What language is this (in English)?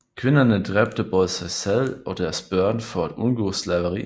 Danish